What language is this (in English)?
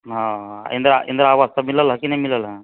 Maithili